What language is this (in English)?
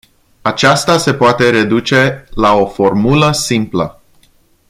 Romanian